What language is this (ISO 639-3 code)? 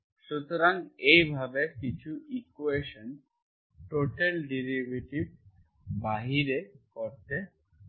ben